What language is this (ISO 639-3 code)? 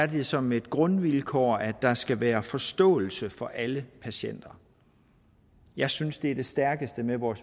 dan